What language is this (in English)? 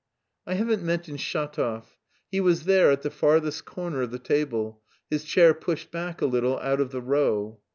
English